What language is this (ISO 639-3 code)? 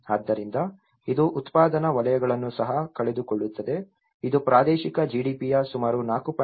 kan